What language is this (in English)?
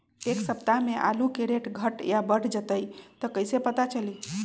Magahi